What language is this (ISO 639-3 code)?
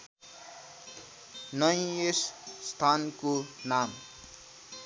nep